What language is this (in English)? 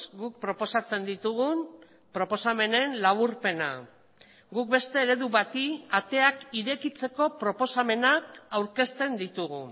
Basque